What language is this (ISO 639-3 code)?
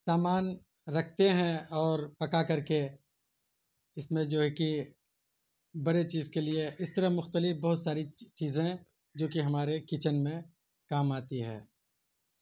urd